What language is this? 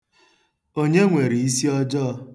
Igbo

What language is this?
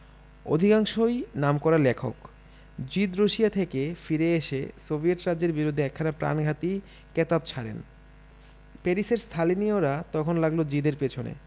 Bangla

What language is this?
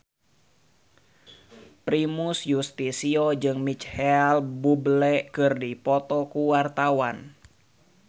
Sundanese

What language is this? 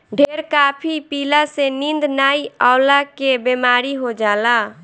Bhojpuri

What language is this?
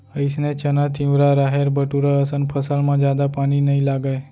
Chhattisgarhi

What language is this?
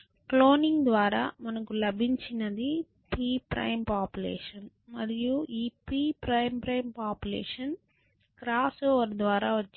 Telugu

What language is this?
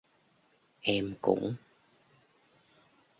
Vietnamese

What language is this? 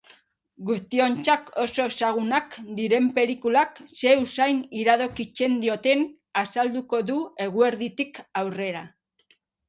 Basque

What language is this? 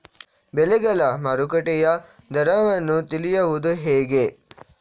Kannada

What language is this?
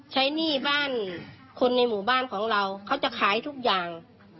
Thai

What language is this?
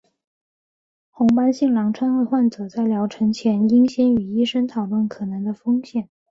Chinese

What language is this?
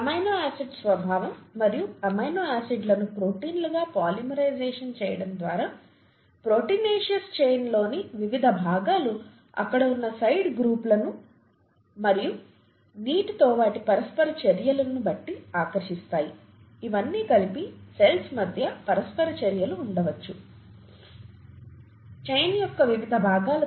Telugu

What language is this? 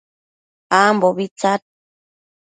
Matsés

